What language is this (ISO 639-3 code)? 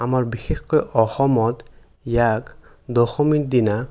asm